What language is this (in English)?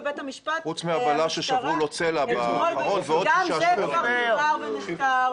Hebrew